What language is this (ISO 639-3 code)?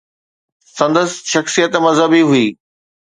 snd